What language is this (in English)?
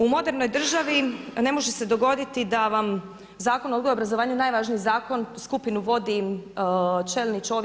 Croatian